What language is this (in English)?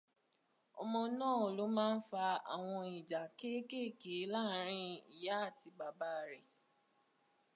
Yoruba